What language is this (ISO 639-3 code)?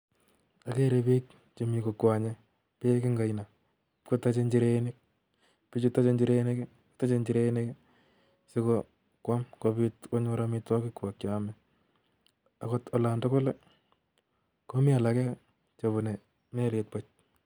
kln